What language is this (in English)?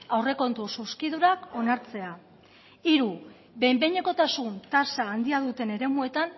Basque